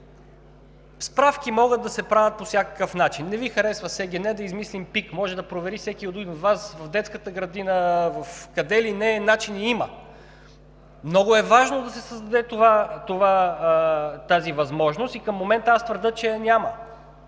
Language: Bulgarian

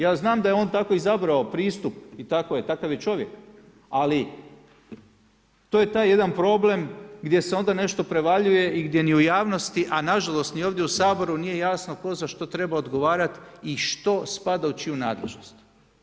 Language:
Croatian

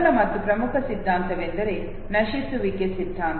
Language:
Kannada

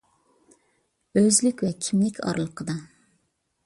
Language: Uyghur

